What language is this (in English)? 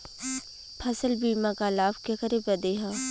Bhojpuri